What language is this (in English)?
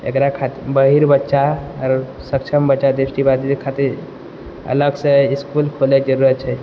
Maithili